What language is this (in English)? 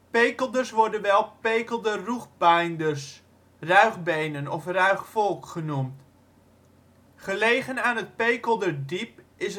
Dutch